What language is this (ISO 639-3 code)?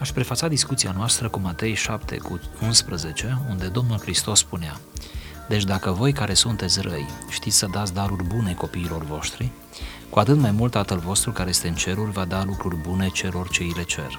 ron